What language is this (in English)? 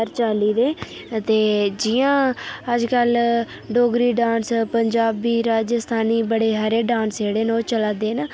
Dogri